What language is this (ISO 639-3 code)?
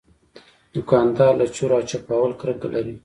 pus